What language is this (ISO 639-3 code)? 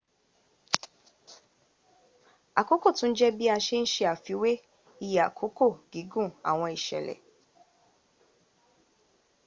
yor